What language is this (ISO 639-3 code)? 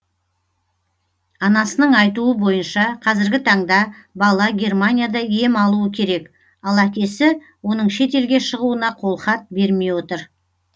kaz